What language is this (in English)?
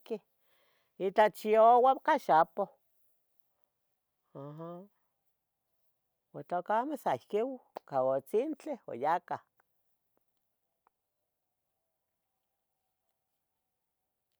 Tetelcingo Nahuatl